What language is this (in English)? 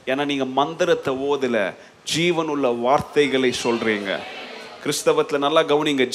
Tamil